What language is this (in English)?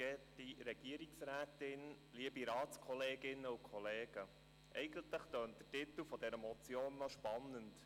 Swiss German